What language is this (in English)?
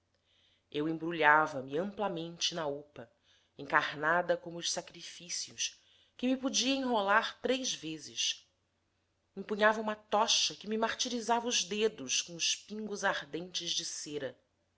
Portuguese